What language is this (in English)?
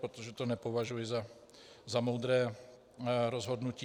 Czech